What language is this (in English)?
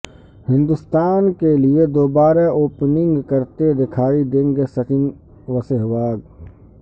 Urdu